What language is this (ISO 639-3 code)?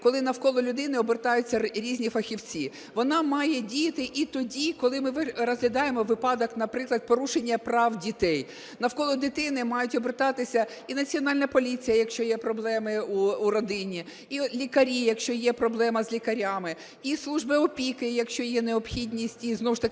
ukr